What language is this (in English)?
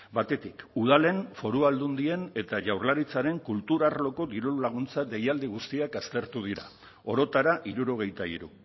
Basque